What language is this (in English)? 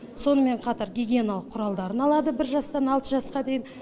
Kazakh